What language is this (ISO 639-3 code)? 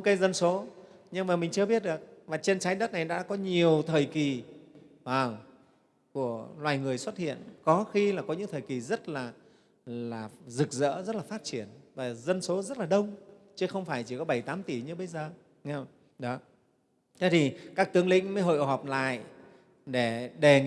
vie